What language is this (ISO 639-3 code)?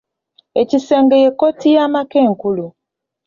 lug